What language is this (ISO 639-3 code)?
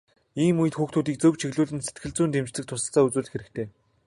mon